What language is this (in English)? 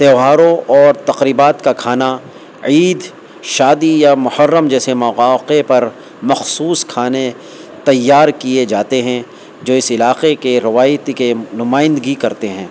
Urdu